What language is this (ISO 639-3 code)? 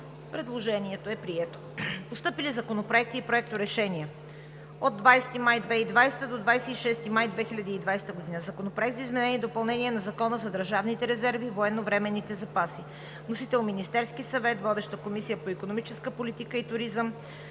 bul